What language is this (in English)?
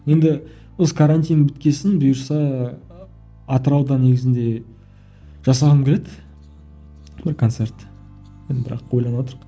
Kazakh